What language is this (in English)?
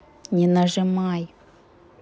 Russian